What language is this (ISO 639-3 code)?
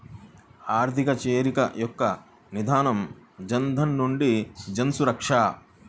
tel